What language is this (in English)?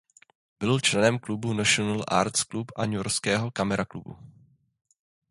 Czech